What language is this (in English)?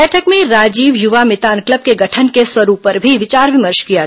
Hindi